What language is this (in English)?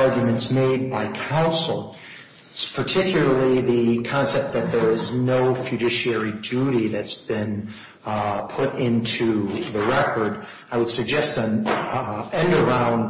English